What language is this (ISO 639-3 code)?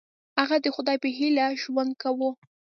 pus